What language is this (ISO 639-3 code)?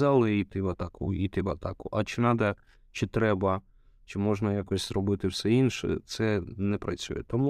ukr